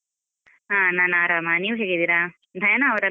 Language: Kannada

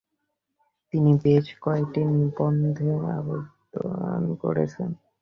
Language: Bangla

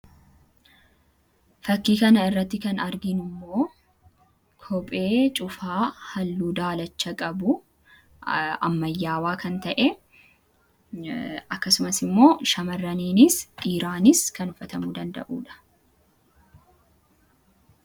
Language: Oromo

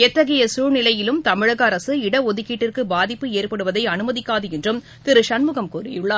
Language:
Tamil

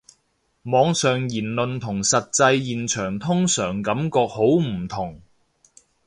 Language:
Cantonese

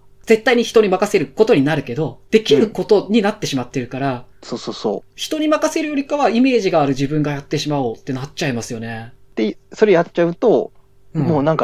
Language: Japanese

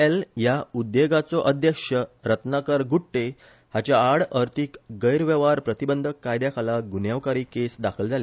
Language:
Konkani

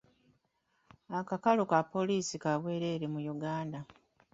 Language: Ganda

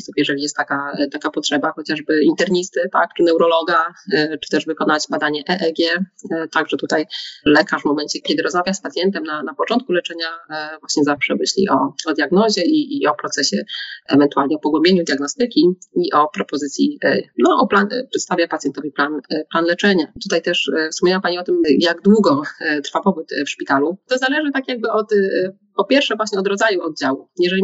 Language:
Polish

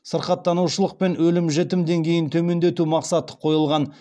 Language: Kazakh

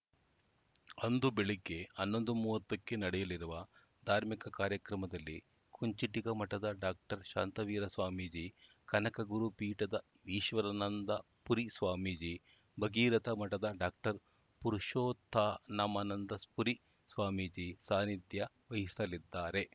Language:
Kannada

